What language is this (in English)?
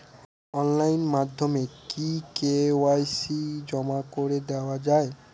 Bangla